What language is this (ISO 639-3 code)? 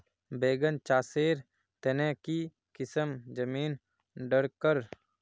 mag